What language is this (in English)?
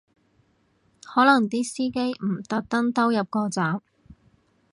Cantonese